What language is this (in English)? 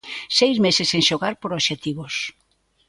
Galician